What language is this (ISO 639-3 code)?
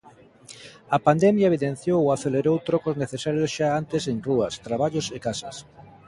glg